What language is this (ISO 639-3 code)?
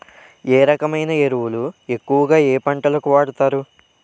tel